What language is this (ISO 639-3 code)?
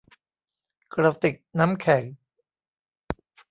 tha